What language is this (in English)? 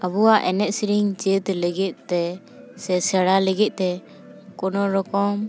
Santali